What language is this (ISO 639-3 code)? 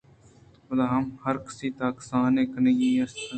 bgp